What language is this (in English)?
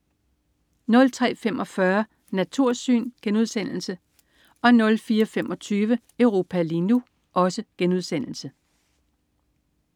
Danish